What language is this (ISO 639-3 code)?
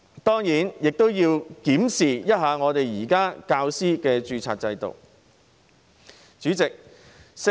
yue